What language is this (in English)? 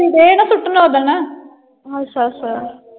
Punjabi